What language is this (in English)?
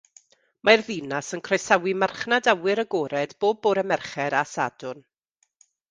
Welsh